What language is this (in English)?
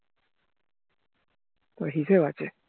Bangla